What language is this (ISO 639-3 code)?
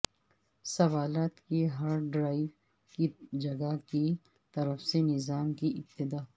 urd